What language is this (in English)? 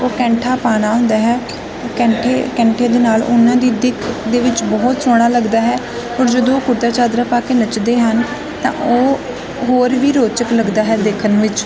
Punjabi